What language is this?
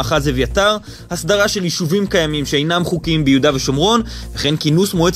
Hebrew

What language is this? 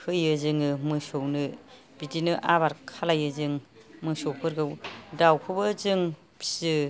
Bodo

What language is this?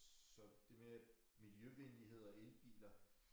Danish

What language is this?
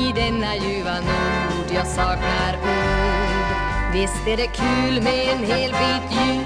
Latvian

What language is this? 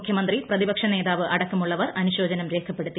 Malayalam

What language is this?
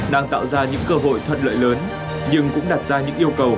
Vietnamese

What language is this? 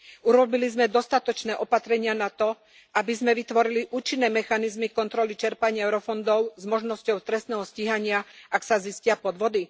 Slovak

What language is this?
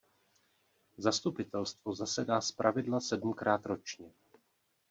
Czech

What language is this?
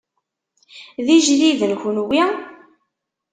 Kabyle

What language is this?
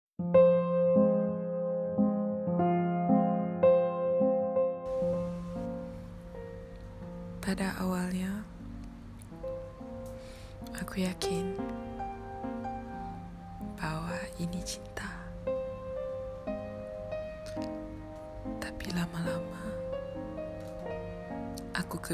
Malay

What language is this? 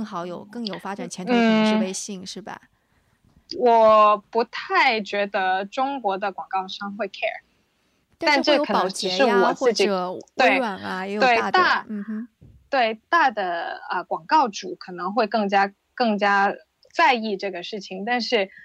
Chinese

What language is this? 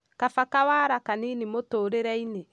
Kikuyu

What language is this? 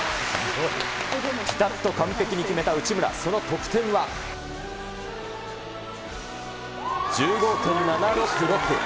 Japanese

